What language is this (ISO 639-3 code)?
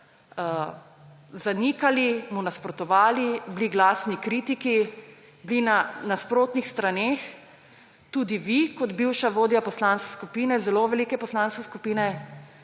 slv